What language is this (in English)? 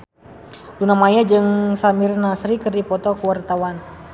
Sundanese